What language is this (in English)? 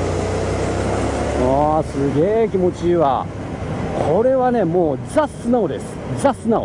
Japanese